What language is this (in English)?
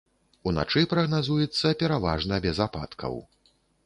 Belarusian